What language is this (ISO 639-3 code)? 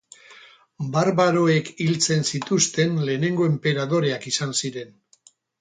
eus